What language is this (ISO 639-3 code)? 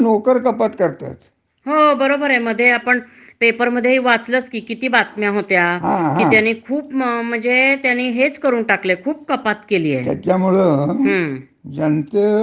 mar